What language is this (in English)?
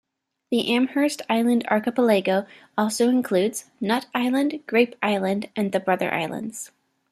English